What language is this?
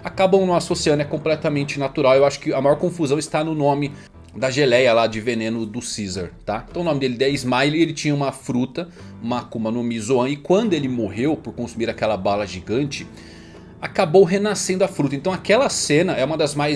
Portuguese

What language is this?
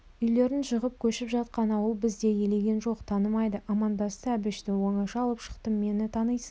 Kazakh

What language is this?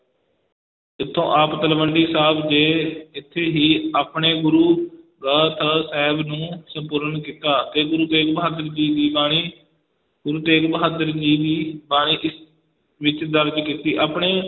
Punjabi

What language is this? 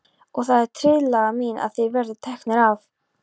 Icelandic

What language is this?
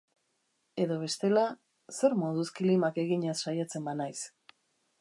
Basque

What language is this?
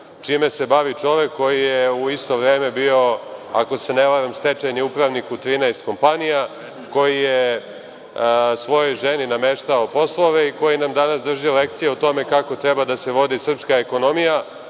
Serbian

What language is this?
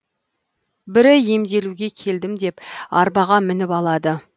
Kazakh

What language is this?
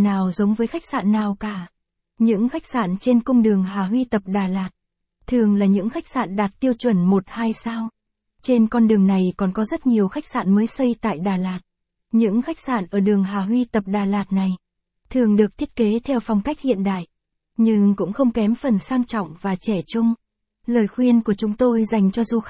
Vietnamese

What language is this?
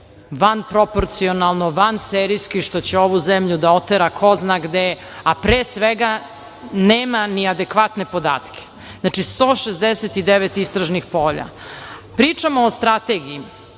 Serbian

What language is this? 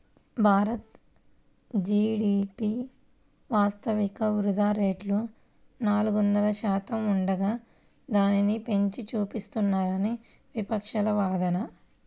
Telugu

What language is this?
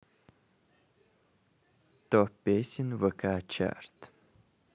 Russian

